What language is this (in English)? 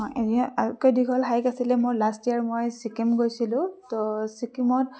Assamese